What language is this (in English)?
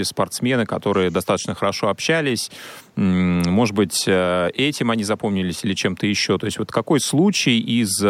Russian